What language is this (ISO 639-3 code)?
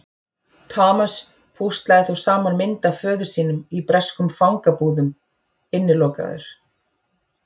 isl